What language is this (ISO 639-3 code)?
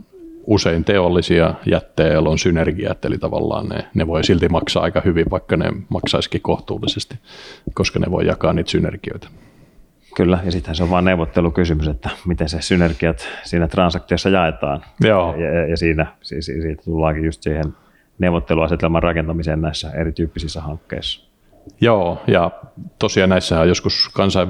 fin